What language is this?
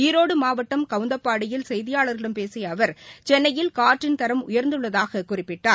Tamil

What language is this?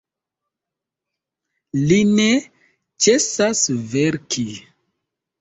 Esperanto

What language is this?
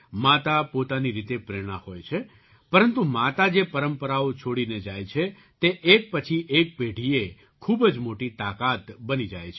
Gujarati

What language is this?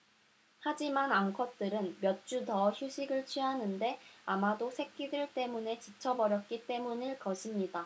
Korean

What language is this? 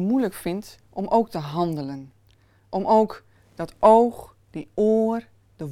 Dutch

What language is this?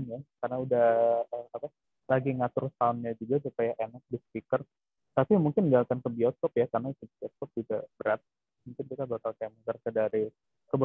Indonesian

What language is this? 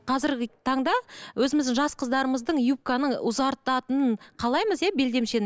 Kazakh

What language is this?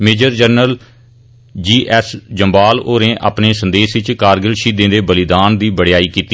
Dogri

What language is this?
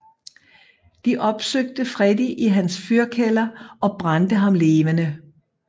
Danish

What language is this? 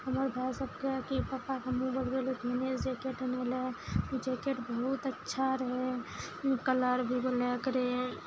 Maithili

